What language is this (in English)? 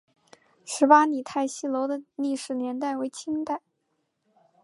Chinese